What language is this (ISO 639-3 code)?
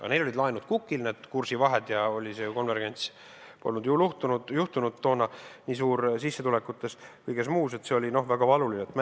est